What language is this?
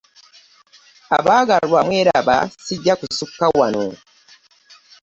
Ganda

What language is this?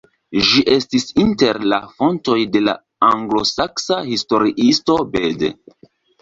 Esperanto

